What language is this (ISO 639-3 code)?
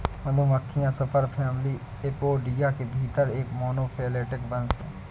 hin